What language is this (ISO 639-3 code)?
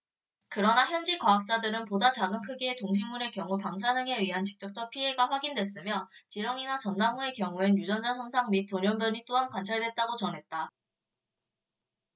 kor